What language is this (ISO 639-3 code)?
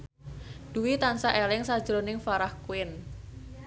jav